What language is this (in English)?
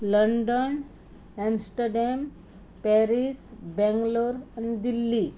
Konkani